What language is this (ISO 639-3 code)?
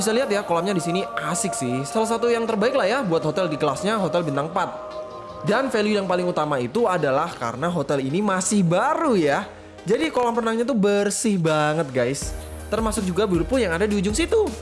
ind